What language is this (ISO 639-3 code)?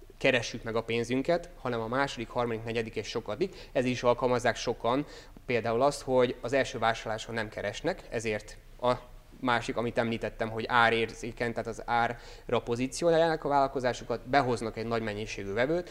hun